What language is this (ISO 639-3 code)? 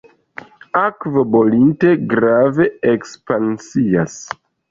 epo